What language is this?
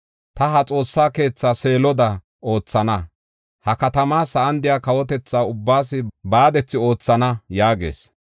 Gofa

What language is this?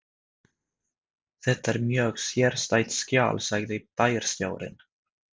Icelandic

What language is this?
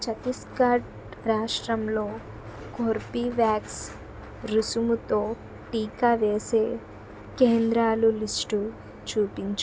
Telugu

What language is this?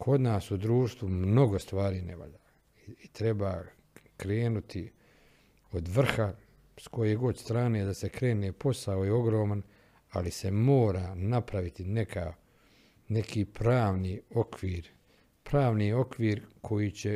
Croatian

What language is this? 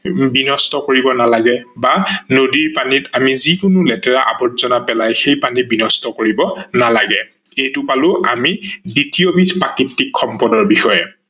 Assamese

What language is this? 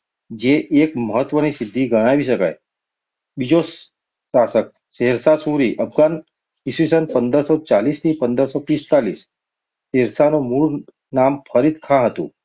Gujarati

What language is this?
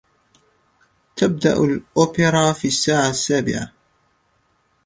Arabic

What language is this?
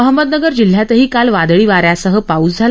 Marathi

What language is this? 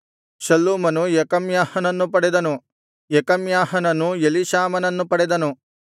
Kannada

